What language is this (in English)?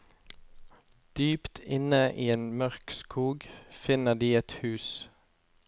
Norwegian